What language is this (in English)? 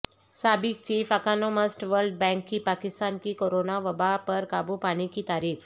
Urdu